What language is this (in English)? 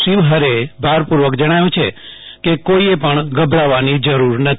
Gujarati